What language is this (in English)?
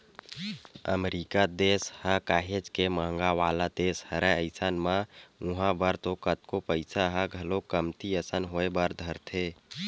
Chhattisgarhi